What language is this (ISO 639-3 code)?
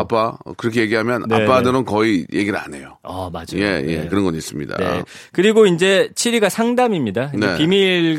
kor